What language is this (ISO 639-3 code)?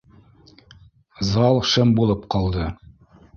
bak